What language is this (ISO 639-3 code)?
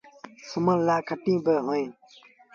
sbn